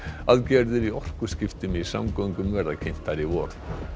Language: Icelandic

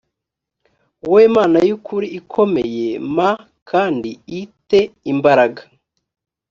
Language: Kinyarwanda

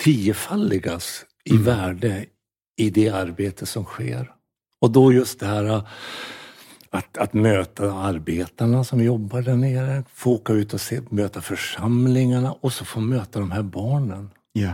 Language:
Swedish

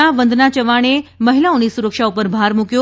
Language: Gujarati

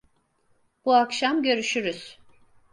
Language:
Turkish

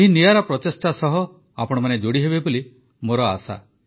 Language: Odia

